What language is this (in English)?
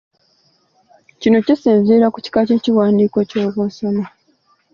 Ganda